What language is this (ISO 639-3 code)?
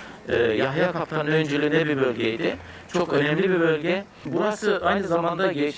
tur